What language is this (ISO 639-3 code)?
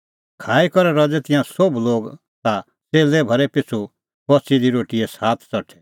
kfx